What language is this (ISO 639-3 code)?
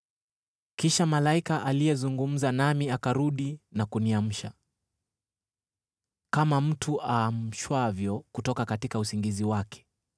swa